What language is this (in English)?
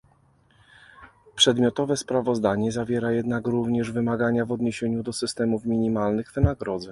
Polish